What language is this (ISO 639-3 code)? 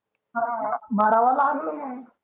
mar